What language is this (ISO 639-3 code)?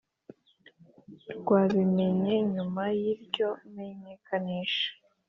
kin